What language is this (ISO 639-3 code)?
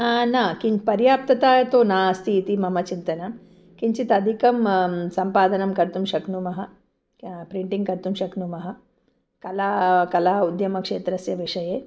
san